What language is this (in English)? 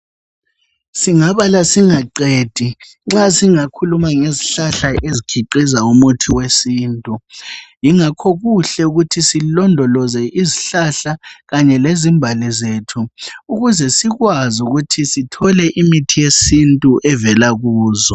North Ndebele